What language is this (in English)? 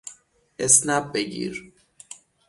Persian